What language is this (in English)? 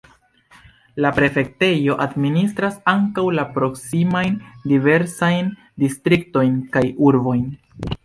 Esperanto